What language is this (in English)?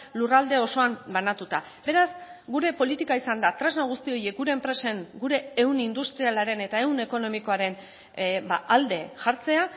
Basque